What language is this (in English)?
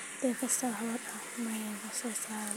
Somali